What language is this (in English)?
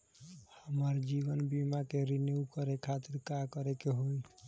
Bhojpuri